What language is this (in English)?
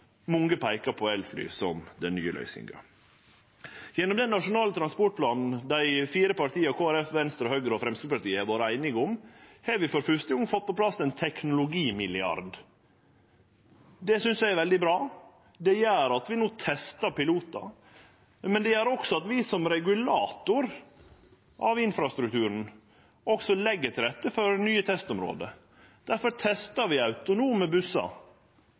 Norwegian Nynorsk